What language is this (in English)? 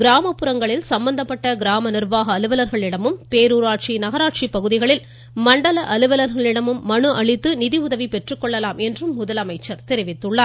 Tamil